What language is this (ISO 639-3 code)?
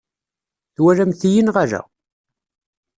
kab